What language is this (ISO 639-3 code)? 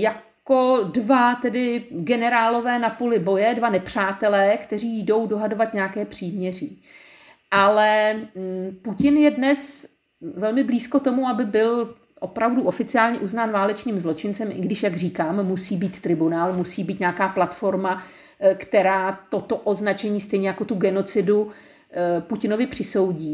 ces